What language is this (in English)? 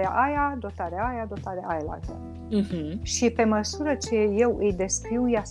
Romanian